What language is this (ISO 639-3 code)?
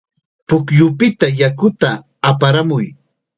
qxa